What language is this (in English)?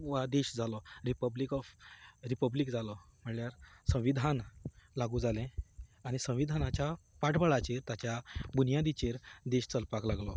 Konkani